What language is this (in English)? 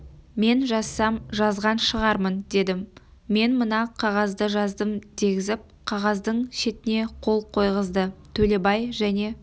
Kazakh